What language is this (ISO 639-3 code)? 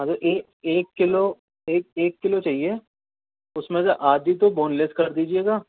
urd